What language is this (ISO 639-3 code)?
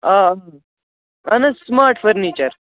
kas